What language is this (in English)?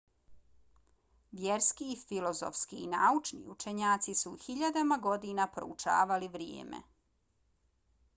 Bosnian